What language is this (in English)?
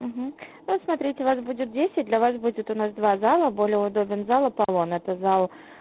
Russian